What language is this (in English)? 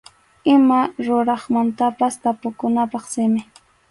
Arequipa-La Unión Quechua